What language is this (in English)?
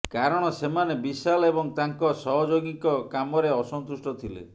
Odia